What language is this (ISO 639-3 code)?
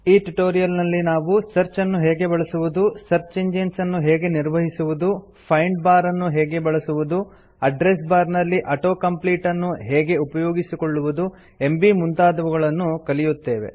kan